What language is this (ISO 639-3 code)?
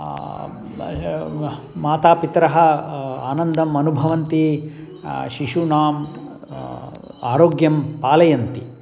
san